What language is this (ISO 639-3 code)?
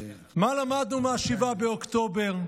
heb